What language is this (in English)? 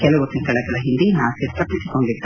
Kannada